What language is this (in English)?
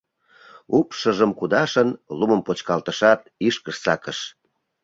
Mari